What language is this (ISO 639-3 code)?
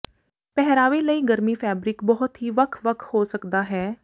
pan